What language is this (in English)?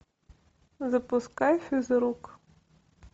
Russian